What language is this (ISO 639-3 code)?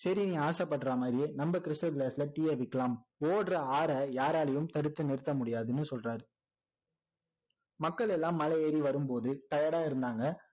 tam